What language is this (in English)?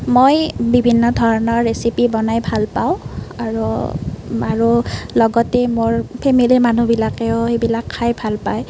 Assamese